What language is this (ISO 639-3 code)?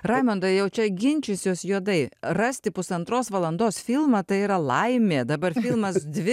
lit